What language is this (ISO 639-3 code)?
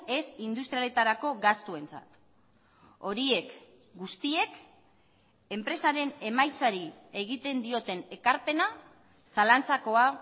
eus